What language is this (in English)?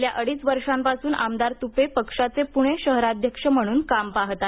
Marathi